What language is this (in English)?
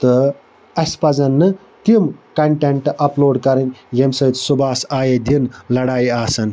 Kashmiri